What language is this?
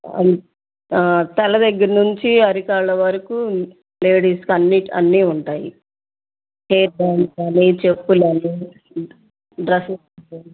Telugu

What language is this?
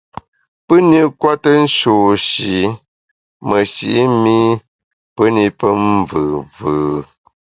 Bamun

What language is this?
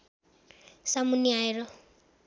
Nepali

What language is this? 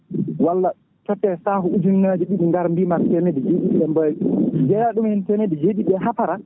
Fula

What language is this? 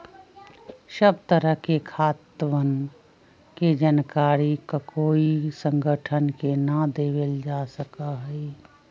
Magahi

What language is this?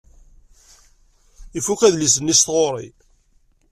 Kabyle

